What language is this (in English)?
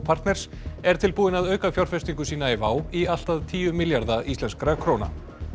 Icelandic